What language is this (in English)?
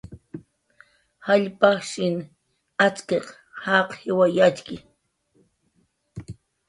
Jaqaru